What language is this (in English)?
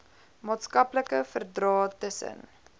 Afrikaans